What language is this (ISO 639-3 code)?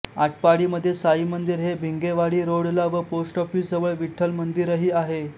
mar